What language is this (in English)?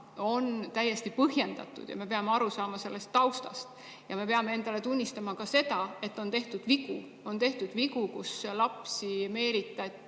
Estonian